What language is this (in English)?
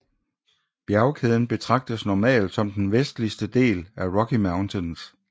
Danish